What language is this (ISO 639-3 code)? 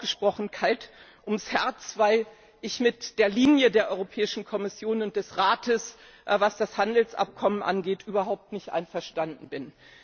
deu